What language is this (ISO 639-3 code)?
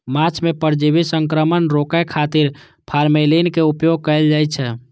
mai